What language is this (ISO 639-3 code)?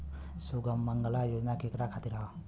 bho